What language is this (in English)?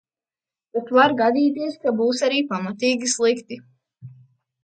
Latvian